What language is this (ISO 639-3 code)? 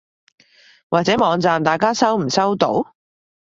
yue